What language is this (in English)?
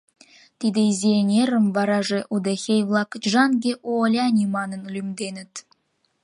Mari